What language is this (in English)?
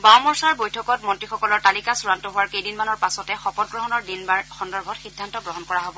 Assamese